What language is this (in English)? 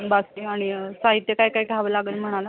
Marathi